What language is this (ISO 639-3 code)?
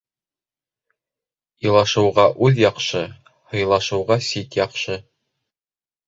bak